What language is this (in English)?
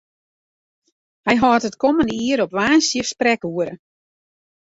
Western Frisian